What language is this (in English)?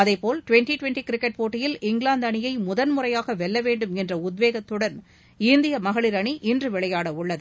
Tamil